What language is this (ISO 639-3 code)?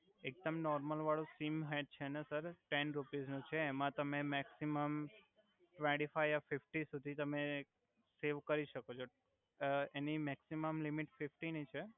guj